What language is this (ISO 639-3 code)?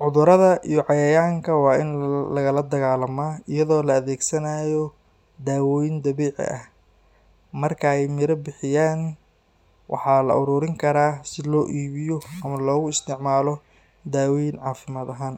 som